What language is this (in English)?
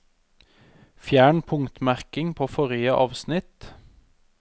Norwegian